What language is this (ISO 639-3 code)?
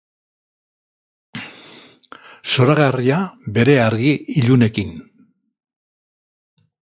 eus